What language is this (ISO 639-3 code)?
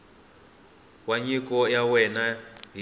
tso